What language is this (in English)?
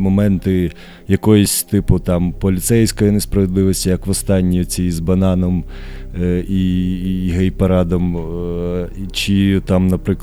Ukrainian